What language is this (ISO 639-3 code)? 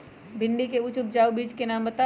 mag